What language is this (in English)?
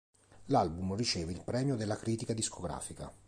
Italian